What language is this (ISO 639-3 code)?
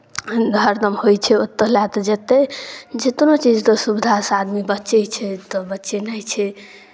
mai